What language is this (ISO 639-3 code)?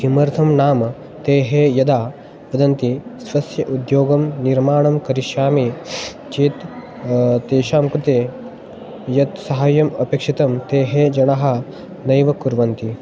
san